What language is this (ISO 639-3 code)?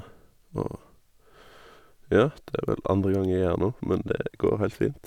nor